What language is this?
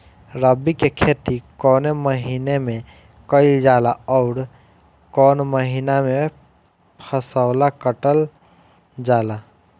Bhojpuri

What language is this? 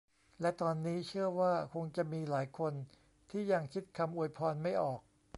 Thai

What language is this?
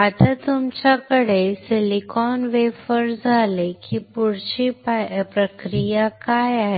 Marathi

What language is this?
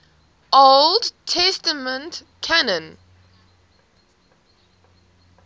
English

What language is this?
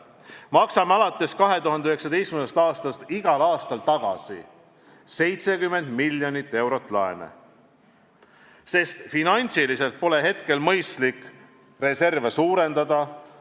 Estonian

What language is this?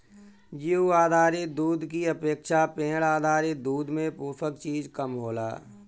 Bhojpuri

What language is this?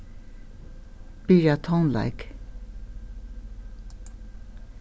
Faroese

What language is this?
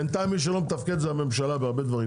Hebrew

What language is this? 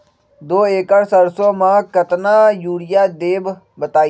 Magahi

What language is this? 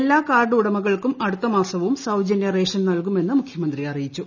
Malayalam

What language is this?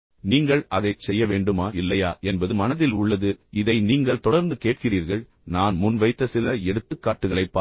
Tamil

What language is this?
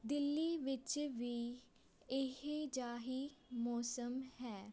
Punjabi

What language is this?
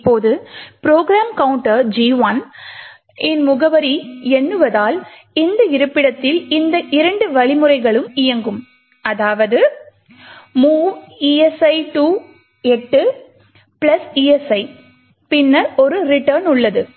Tamil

